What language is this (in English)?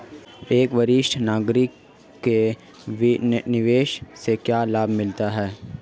Hindi